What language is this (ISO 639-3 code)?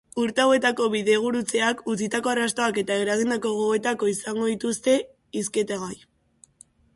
eus